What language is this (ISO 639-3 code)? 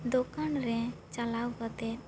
sat